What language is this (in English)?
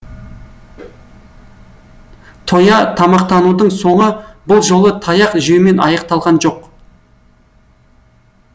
Kazakh